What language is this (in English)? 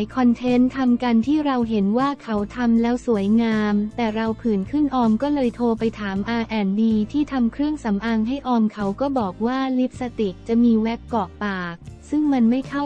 Thai